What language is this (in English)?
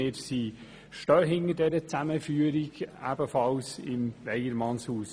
Swiss German